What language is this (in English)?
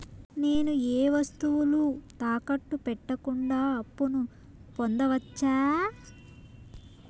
Telugu